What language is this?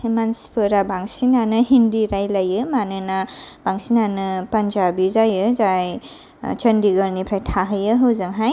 Bodo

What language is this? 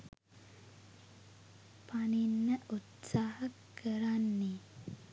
Sinhala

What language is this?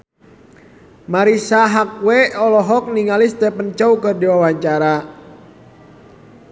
Sundanese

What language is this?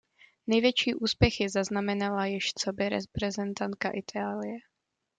Czech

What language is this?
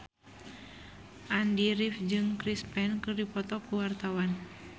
Sundanese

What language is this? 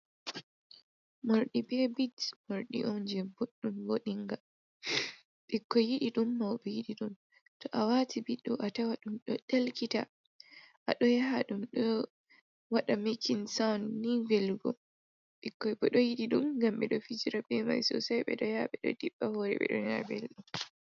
Fula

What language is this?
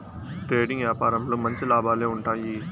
Telugu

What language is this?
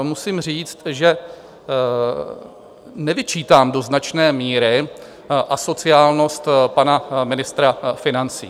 Czech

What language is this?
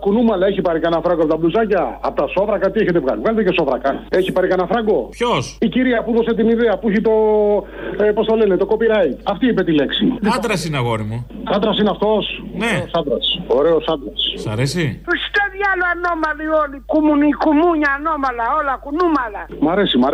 Greek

